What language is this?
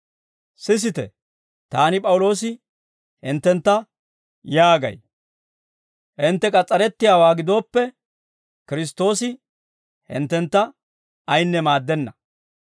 Dawro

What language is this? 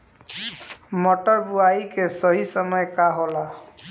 Bhojpuri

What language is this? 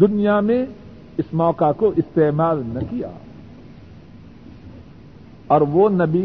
Urdu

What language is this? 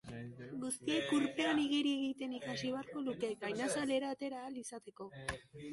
Basque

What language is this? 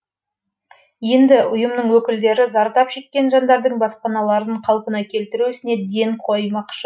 Kazakh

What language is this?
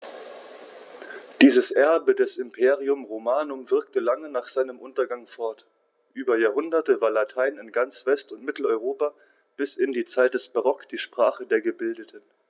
German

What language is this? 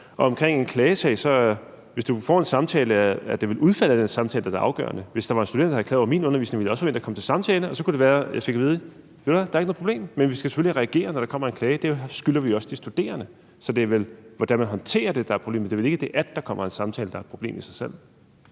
Danish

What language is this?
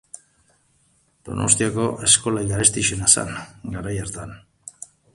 Basque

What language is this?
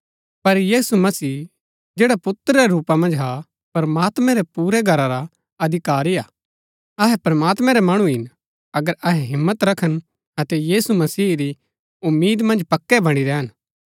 Gaddi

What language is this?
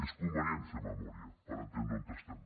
Catalan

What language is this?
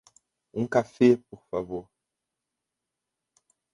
Portuguese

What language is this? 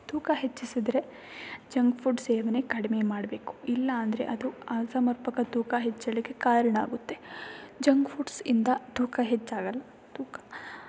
Kannada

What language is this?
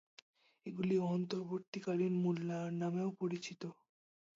Bangla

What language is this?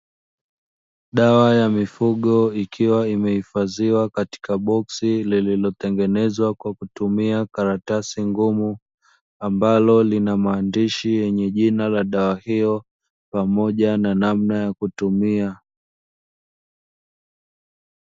Swahili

